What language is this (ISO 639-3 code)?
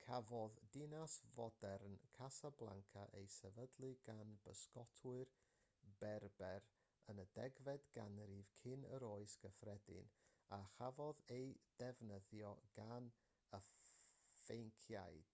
cym